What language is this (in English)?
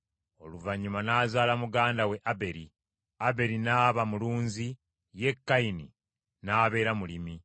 Ganda